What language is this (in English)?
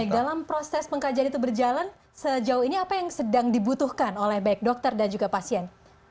Indonesian